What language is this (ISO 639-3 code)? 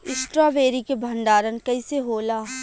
bho